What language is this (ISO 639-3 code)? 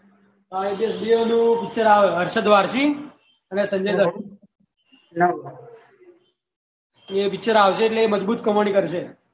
guj